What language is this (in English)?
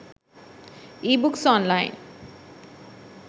Sinhala